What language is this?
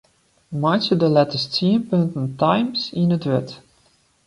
Western Frisian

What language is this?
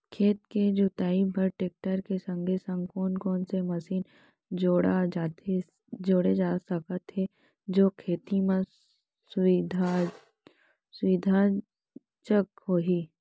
Chhattisgarhi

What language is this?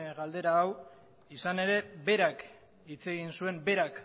Basque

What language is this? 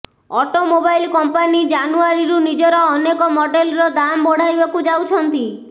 Odia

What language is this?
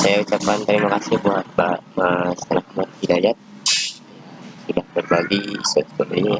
Indonesian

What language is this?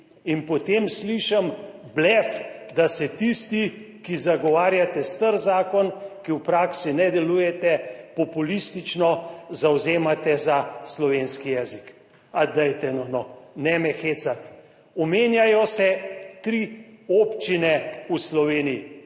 Slovenian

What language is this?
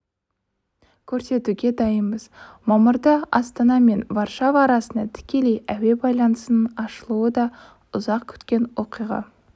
Kazakh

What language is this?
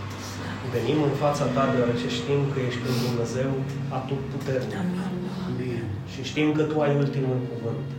Romanian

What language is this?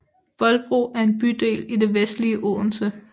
Danish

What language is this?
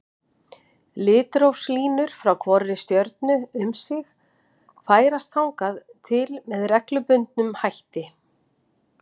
Icelandic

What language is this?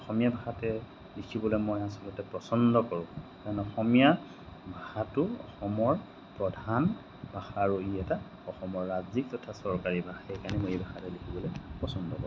Assamese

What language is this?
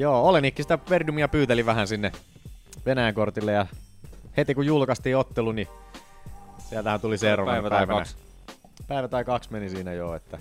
Finnish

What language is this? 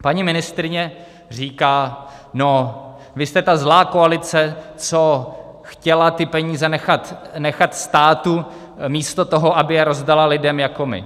Czech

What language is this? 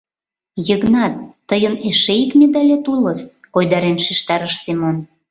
Mari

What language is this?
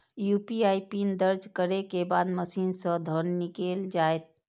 Maithili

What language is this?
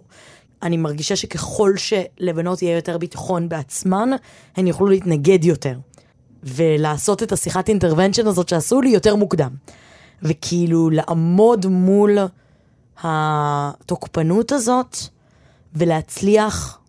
Hebrew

